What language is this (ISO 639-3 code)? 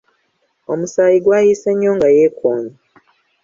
lug